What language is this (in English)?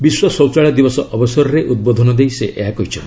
Odia